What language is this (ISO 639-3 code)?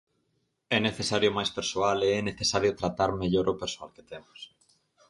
glg